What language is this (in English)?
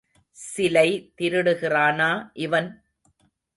Tamil